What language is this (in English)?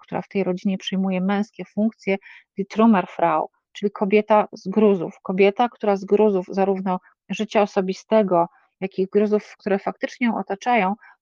Polish